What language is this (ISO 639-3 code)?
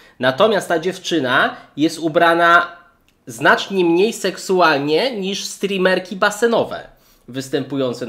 pol